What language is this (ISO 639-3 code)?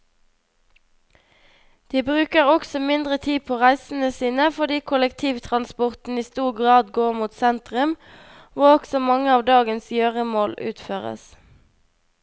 nor